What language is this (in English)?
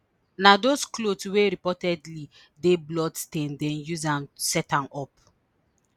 Nigerian Pidgin